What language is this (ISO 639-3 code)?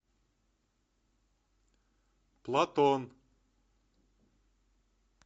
rus